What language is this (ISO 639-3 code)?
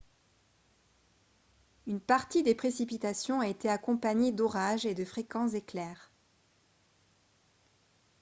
fra